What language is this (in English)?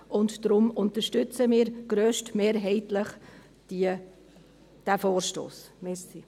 Swiss German